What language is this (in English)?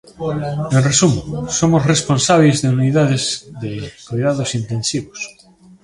Galician